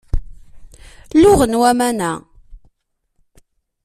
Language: Kabyle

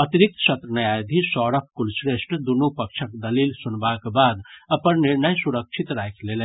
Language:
Maithili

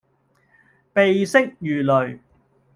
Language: Cantonese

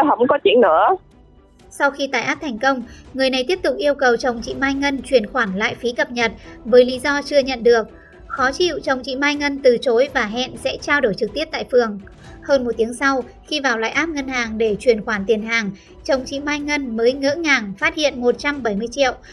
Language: Vietnamese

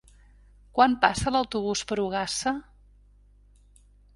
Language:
Catalan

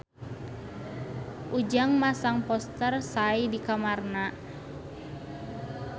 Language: Sundanese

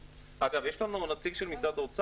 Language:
Hebrew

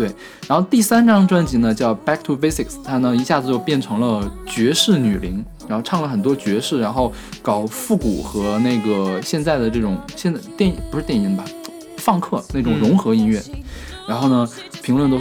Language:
Chinese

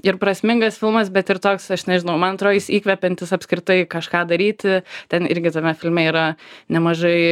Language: Lithuanian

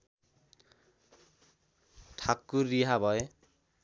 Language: Nepali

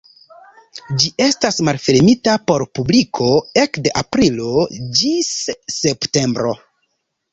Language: Esperanto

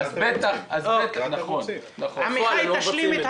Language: Hebrew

